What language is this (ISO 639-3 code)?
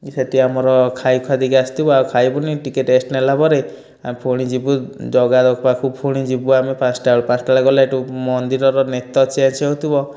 ori